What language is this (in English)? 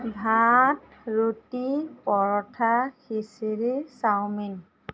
Assamese